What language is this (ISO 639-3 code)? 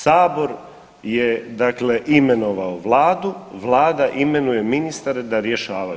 hrv